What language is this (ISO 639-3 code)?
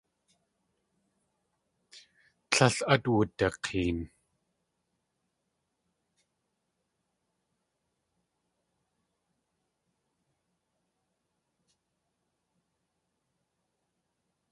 tli